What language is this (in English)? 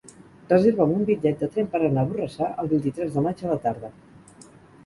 Catalan